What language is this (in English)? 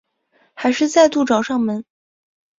Chinese